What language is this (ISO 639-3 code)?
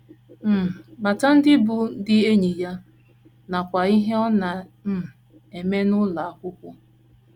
ibo